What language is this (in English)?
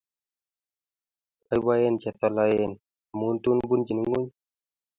Kalenjin